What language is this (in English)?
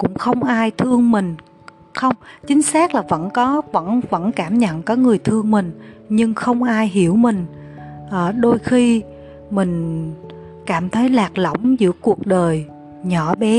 Vietnamese